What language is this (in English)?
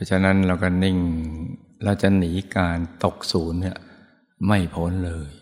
Thai